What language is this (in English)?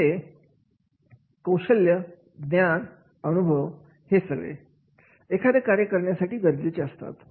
Marathi